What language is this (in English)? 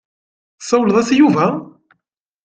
Kabyle